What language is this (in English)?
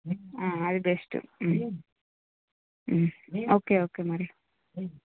Telugu